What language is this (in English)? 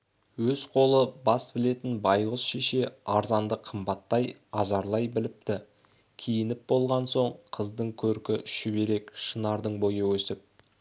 Kazakh